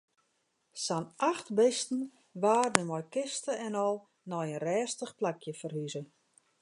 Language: Western Frisian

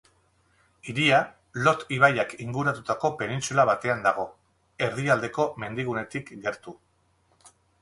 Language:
Basque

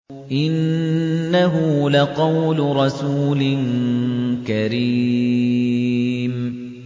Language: Arabic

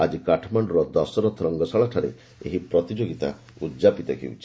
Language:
Odia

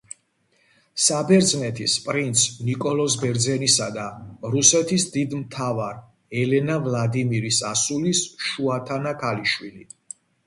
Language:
Georgian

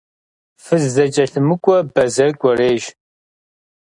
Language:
Kabardian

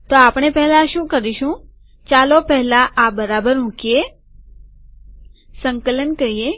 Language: Gujarati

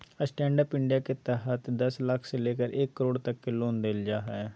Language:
Magahi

